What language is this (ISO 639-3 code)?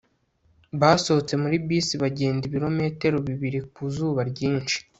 kin